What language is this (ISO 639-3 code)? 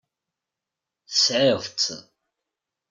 kab